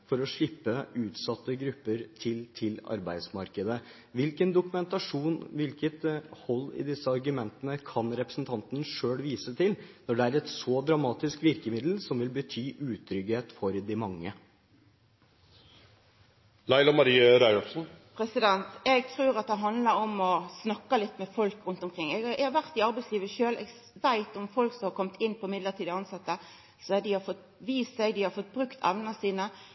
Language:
Norwegian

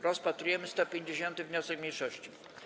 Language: Polish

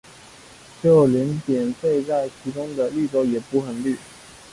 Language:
Chinese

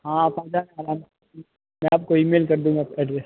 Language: Hindi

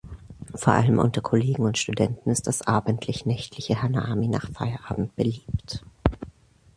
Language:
German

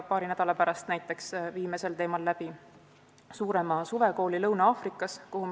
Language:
Estonian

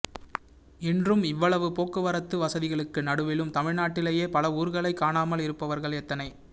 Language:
Tamil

